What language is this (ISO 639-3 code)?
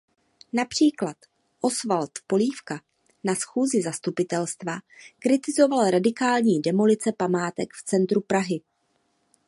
ces